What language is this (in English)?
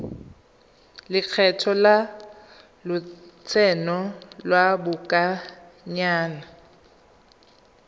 Tswana